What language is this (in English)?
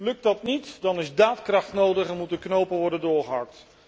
Dutch